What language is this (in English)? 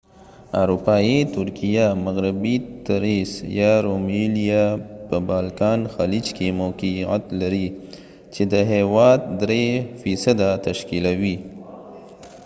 Pashto